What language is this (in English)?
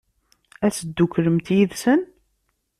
Kabyle